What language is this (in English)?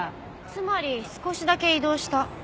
Japanese